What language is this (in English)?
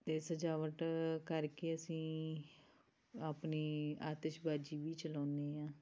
Punjabi